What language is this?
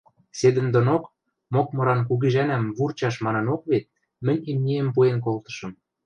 Western Mari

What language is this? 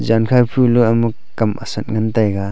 Wancho Naga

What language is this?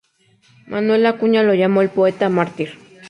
Spanish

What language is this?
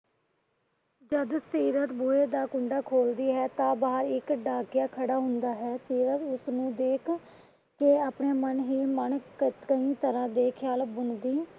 Punjabi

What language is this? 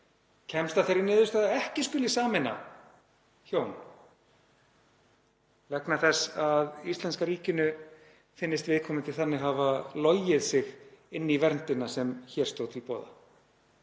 Icelandic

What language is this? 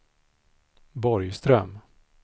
Swedish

